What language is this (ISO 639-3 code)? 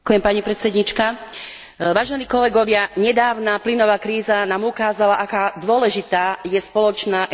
slk